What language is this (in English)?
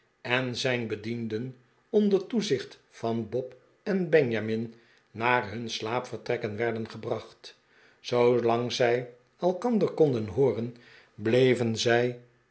Dutch